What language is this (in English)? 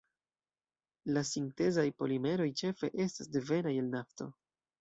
Esperanto